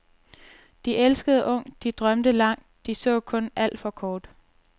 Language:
Danish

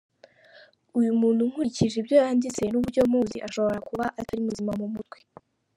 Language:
Kinyarwanda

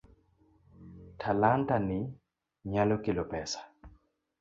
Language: Luo (Kenya and Tanzania)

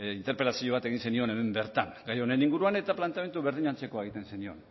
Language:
Basque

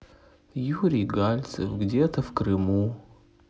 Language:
Russian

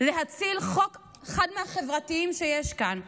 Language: Hebrew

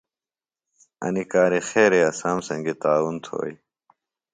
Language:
Phalura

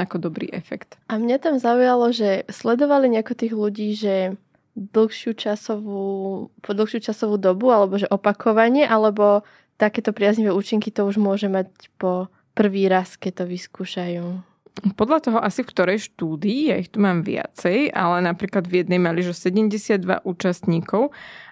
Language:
Slovak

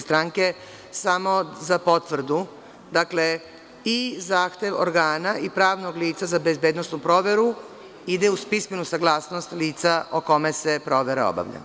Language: Serbian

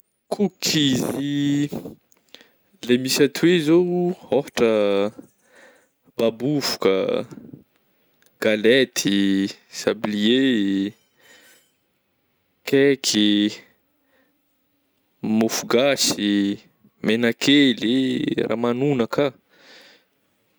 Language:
Northern Betsimisaraka Malagasy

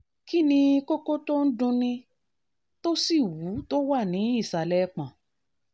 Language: Yoruba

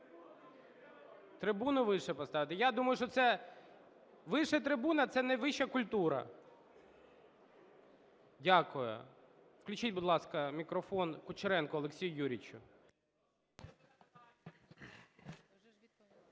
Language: Ukrainian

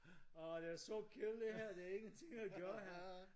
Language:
Danish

